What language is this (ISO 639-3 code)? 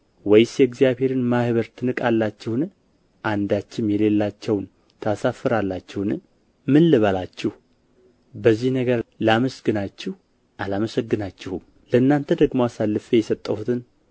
amh